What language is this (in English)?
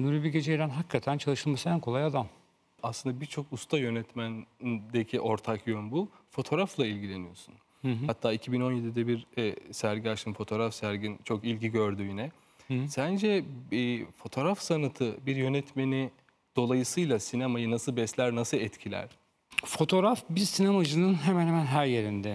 Turkish